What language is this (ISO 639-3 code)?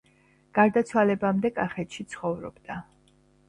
kat